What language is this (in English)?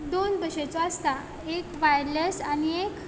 Konkani